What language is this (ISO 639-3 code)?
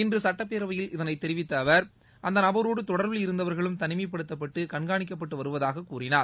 tam